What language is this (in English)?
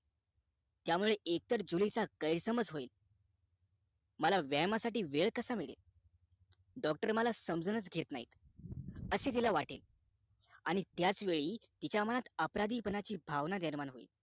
Marathi